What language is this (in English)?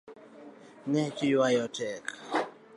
Luo (Kenya and Tanzania)